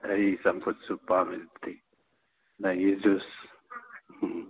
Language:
Manipuri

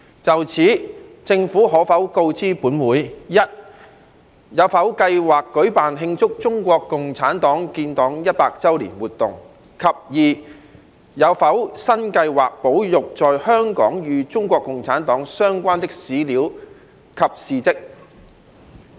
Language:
Cantonese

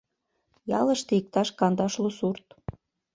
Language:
Mari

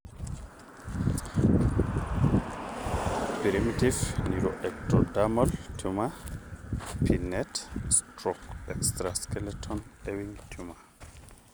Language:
Masai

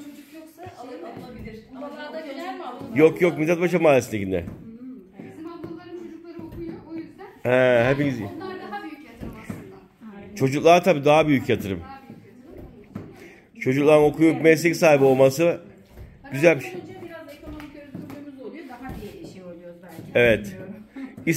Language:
Turkish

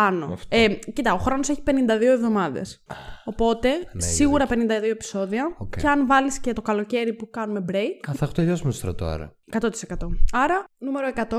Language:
Greek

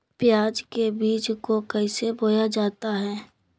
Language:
Magahi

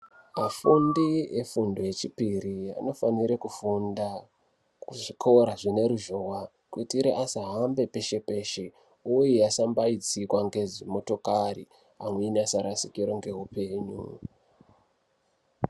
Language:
Ndau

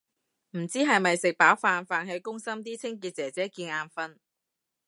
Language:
Cantonese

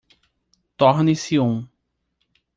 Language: Portuguese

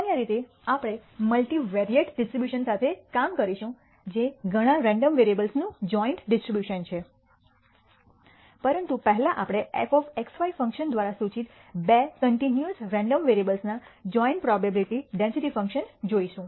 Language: Gujarati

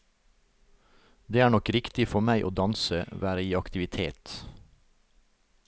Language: Norwegian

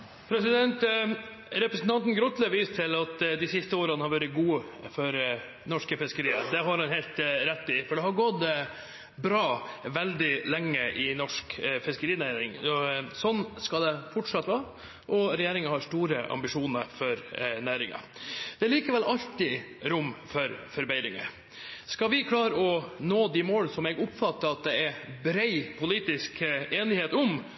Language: Norwegian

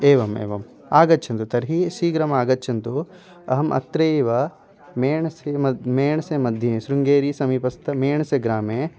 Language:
Sanskrit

